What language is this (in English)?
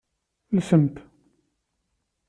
Kabyle